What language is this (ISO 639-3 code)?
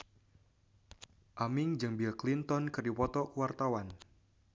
sun